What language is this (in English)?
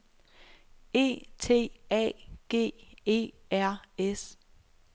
Danish